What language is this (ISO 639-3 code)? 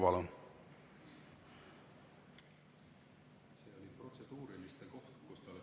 est